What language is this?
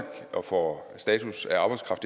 Danish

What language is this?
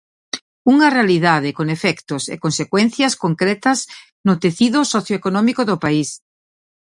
Galician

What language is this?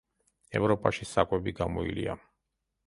Georgian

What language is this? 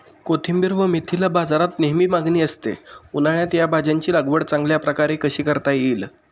Marathi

